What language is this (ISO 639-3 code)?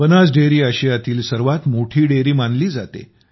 mar